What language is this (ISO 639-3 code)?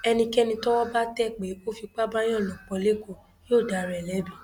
yor